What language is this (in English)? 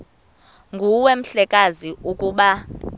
Xhosa